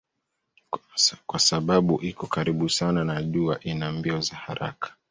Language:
Swahili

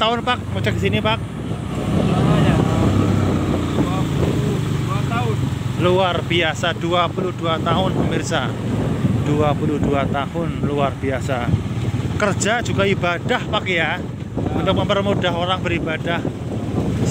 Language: Indonesian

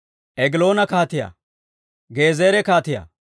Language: Dawro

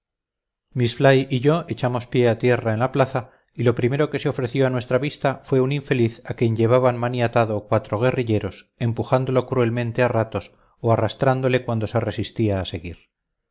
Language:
Spanish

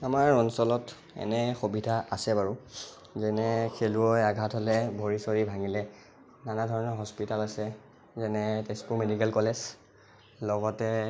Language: Assamese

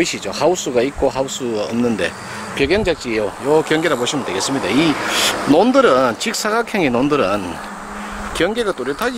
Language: Korean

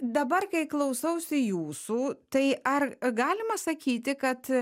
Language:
Lithuanian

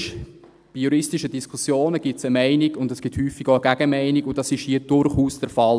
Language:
Swiss German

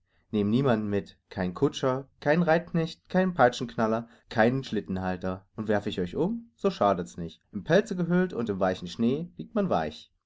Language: German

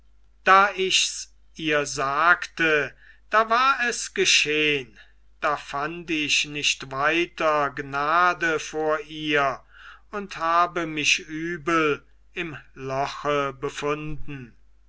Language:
German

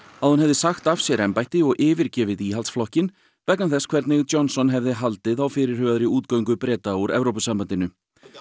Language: Icelandic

